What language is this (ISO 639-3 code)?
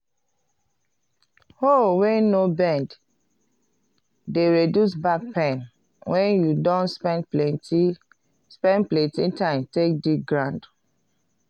pcm